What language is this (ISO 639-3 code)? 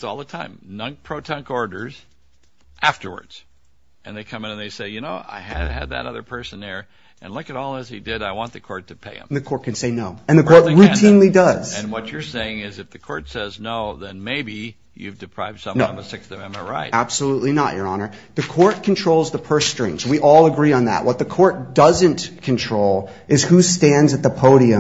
eng